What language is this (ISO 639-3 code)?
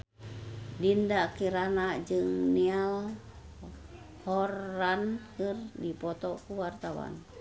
sun